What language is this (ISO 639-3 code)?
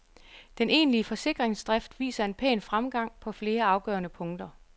dan